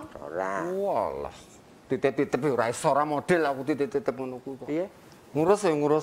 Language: Indonesian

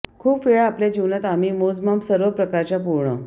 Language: Marathi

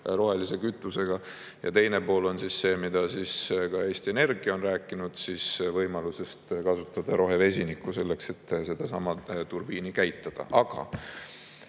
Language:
Estonian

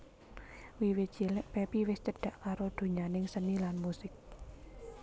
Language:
Javanese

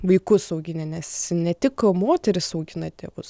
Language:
Lithuanian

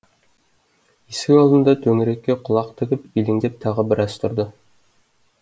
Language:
Kazakh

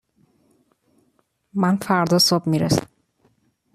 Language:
Persian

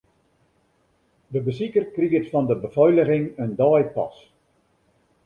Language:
Western Frisian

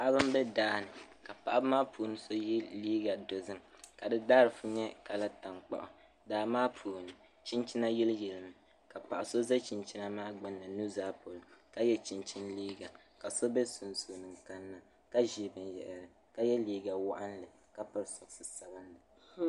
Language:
Dagbani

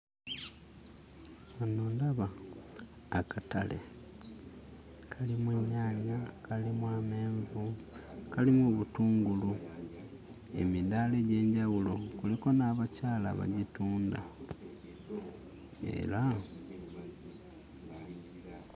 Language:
Ganda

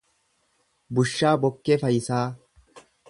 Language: Oromo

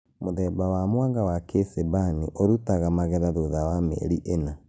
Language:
Kikuyu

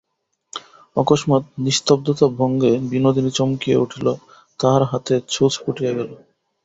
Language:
Bangla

